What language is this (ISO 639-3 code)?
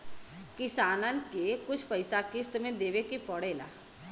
bho